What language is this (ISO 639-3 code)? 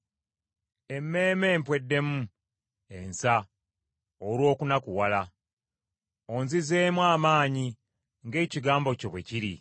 lug